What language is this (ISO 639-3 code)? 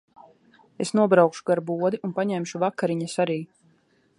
lav